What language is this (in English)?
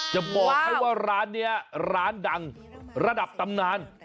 Thai